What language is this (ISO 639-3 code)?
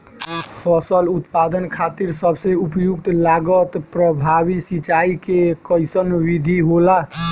bho